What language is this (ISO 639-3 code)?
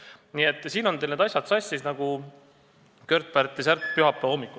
est